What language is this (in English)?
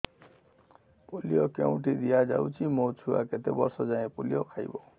Odia